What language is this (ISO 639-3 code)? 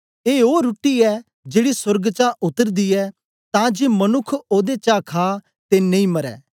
doi